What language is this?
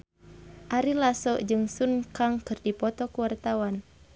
Sundanese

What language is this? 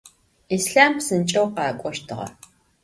Adyghe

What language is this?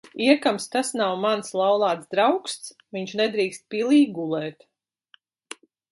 Latvian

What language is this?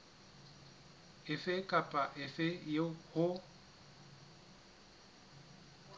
Southern Sotho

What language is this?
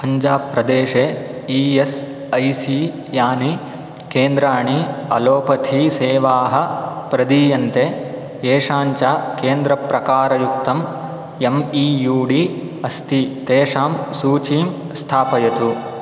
Sanskrit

